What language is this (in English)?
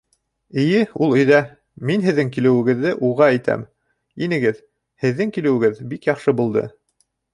Bashkir